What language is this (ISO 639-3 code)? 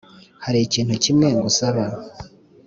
kin